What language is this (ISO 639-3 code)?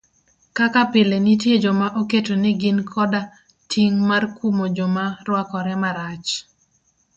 luo